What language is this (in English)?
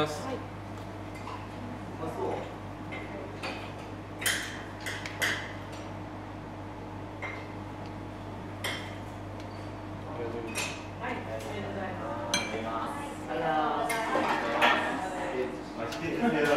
Korean